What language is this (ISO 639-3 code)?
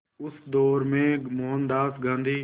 hin